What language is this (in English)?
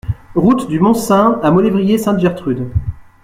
French